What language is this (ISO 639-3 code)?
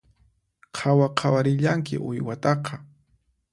qxp